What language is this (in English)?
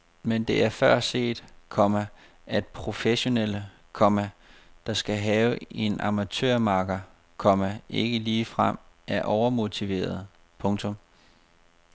Danish